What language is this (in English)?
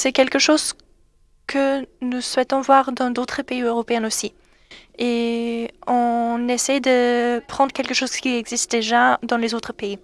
French